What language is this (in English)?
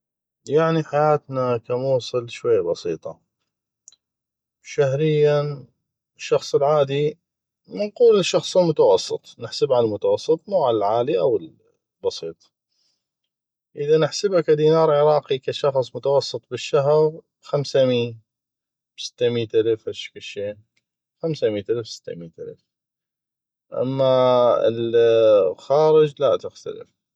North Mesopotamian Arabic